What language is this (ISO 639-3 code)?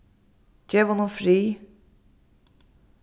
fao